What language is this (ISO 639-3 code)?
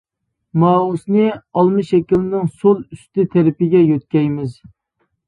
uig